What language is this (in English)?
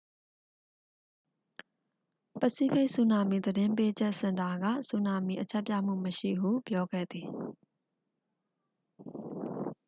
Burmese